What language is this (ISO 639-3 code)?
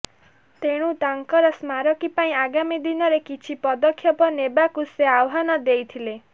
ori